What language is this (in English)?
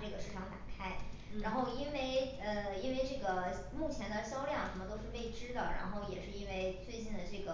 Chinese